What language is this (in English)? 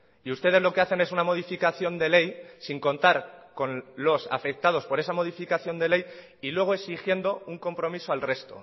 Spanish